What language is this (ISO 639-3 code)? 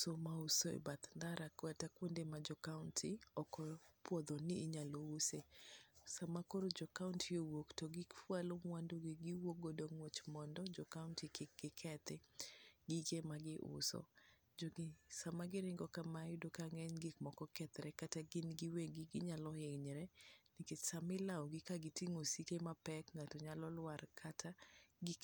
luo